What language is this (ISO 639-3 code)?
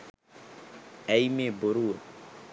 sin